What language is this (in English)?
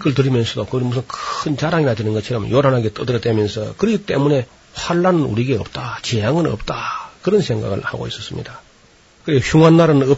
Korean